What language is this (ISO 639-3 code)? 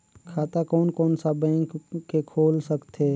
hne